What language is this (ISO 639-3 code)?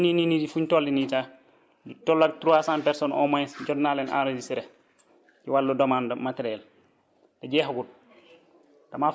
wol